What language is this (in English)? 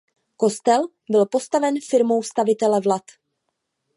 Czech